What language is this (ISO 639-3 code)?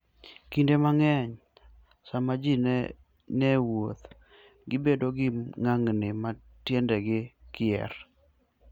luo